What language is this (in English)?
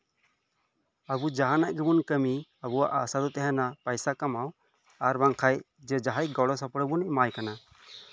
Santali